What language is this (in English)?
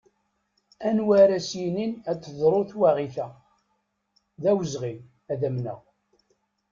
Kabyle